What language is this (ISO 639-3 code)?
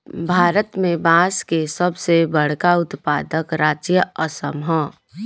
bho